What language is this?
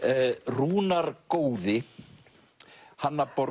Icelandic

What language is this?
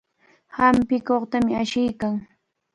Cajatambo North Lima Quechua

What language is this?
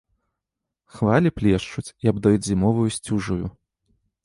Belarusian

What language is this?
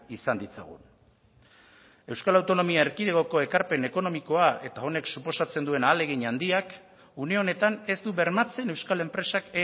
Basque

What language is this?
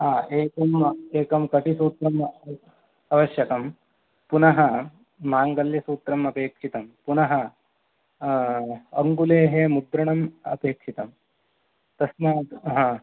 Sanskrit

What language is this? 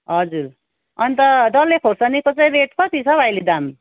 Nepali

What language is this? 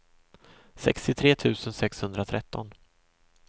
Swedish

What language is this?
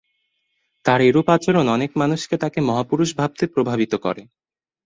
Bangla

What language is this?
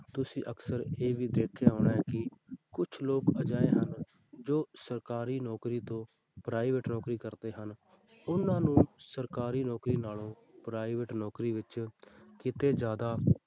Punjabi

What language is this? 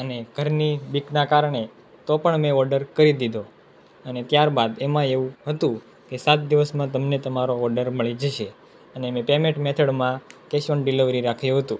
Gujarati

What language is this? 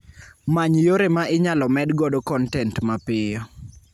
Luo (Kenya and Tanzania)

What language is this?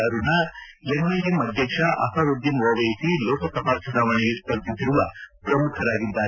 Kannada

